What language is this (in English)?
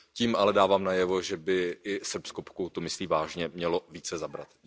Czech